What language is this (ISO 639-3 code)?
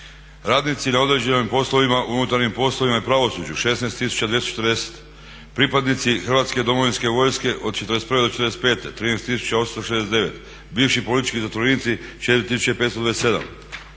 hrv